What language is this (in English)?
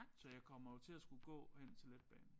Danish